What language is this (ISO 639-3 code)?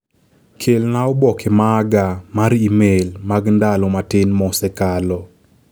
luo